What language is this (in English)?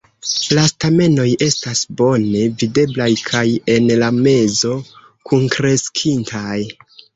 Esperanto